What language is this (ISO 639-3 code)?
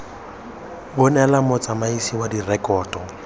tsn